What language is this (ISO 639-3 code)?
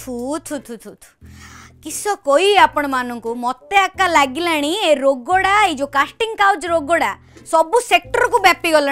hin